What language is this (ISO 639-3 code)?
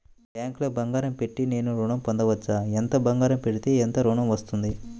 tel